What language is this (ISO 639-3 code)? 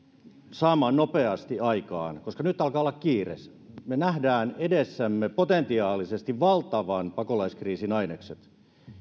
fin